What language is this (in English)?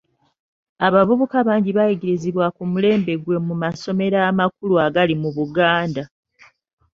Ganda